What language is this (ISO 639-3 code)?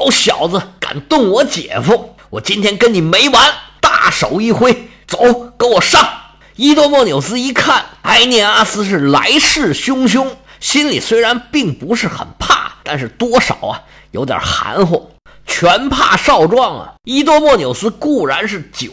zho